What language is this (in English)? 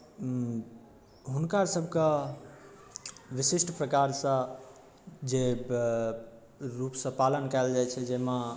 Maithili